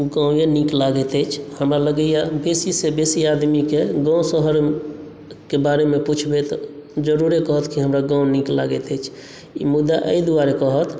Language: Maithili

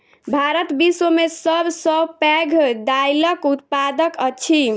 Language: Maithili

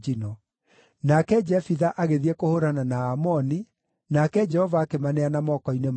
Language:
Kikuyu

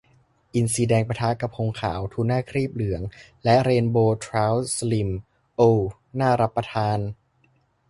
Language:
Thai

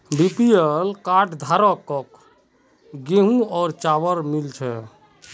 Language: Magahi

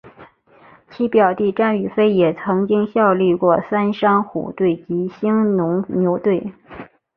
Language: Chinese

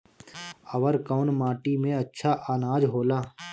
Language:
Bhojpuri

